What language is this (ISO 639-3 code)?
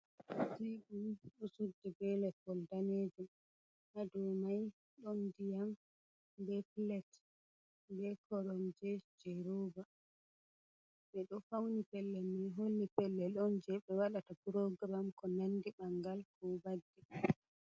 ful